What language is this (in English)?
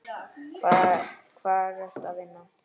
Icelandic